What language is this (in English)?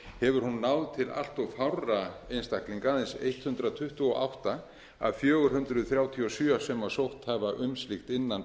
Icelandic